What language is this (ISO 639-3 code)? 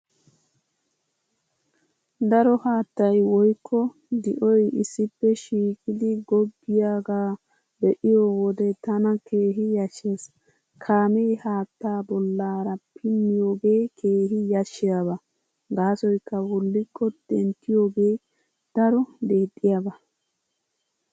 wal